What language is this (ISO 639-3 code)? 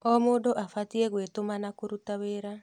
kik